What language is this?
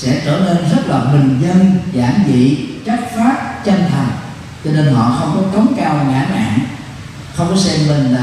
Vietnamese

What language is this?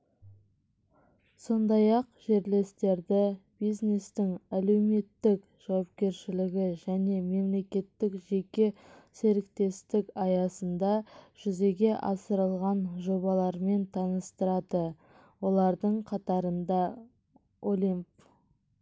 Kazakh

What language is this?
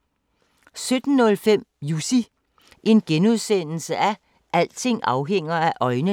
Danish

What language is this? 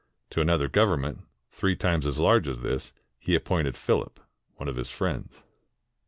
English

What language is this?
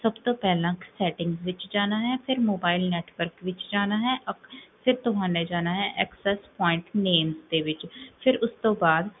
Punjabi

